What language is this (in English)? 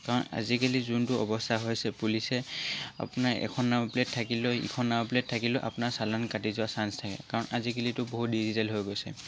Assamese